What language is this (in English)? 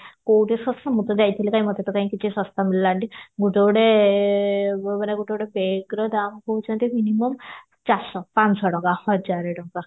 Odia